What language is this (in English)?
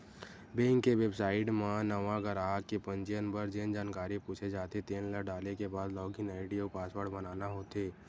Chhattisgarhi